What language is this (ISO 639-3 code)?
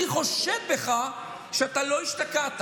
heb